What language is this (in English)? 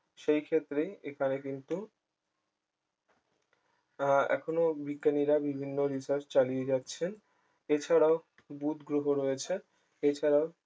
Bangla